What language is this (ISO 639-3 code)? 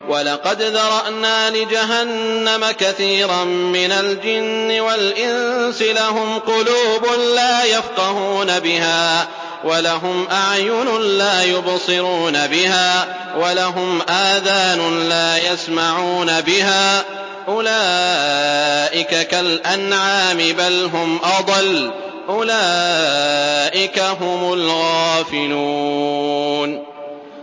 ara